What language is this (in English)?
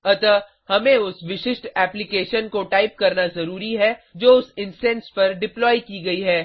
Hindi